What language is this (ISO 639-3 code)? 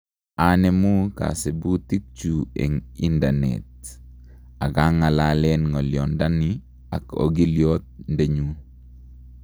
kln